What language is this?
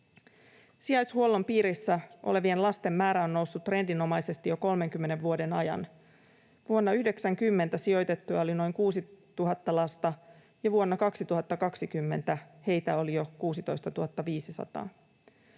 Finnish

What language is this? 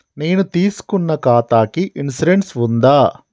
Telugu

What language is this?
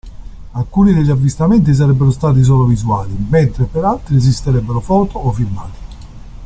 Italian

